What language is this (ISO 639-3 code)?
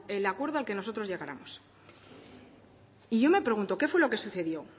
spa